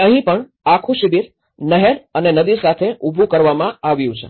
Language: Gujarati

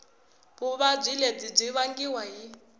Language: Tsonga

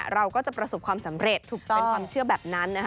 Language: Thai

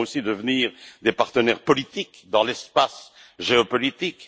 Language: French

